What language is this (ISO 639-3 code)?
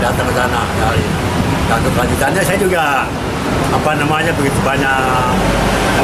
ind